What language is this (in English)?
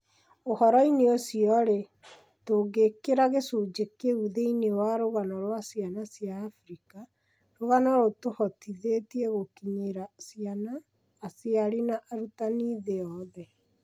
Kikuyu